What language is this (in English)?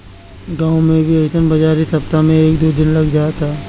Bhojpuri